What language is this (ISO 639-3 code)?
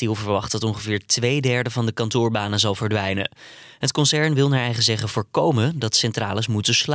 nld